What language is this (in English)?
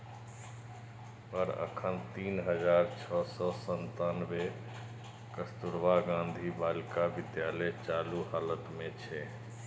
Maithili